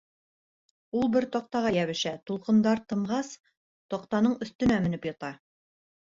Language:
Bashkir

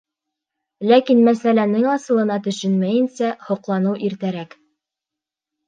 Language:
Bashkir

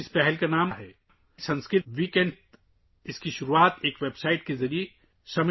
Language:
Urdu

